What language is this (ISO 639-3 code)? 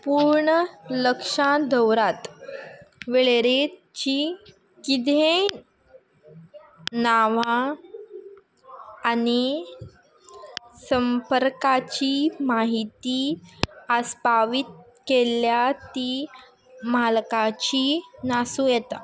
kok